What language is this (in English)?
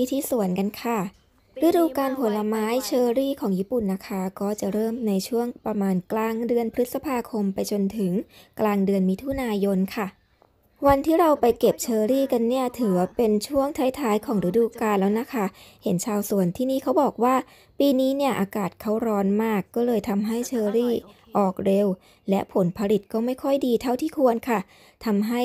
Thai